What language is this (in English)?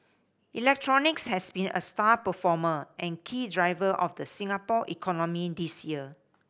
English